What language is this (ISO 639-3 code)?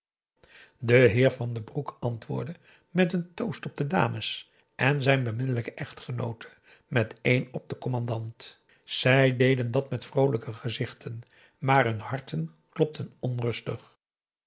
nld